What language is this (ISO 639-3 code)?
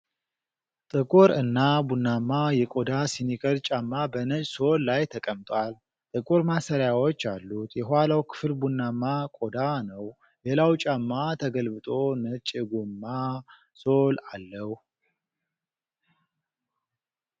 amh